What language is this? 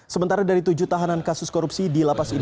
Indonesian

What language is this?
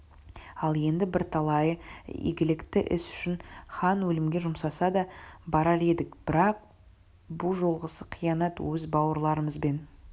Kazakh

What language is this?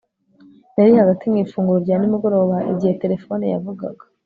Kinyarwanda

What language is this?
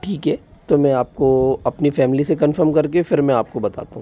Hindi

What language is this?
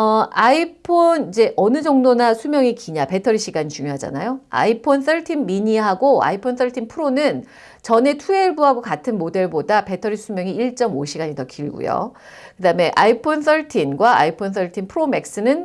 Korean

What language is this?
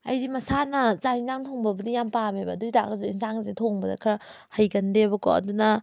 Manipuri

